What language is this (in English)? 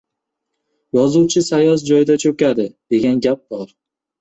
Uzbek